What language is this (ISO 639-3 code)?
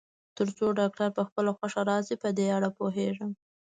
pus